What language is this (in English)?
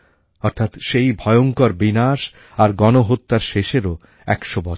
Bangla